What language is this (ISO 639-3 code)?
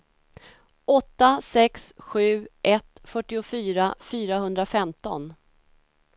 swe